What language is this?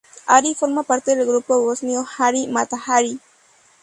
Spanish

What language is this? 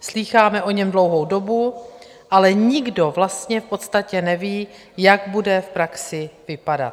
Czech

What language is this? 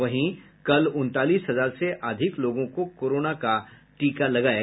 Hindi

